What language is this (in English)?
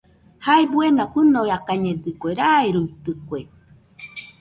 Nüpode Huitoto